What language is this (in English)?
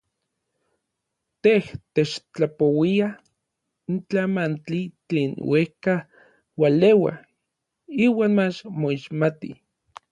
Orizaba Nahuatl